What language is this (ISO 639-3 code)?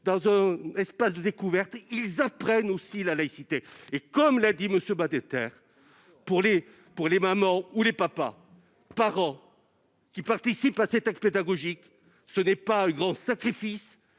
fra